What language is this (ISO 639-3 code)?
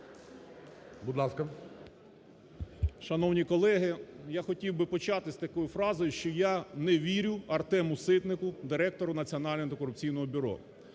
ukr